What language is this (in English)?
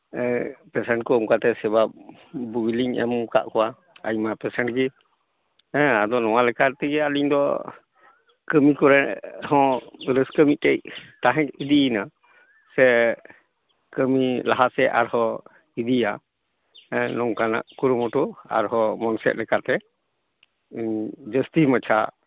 Santali